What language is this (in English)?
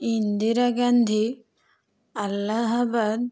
Odia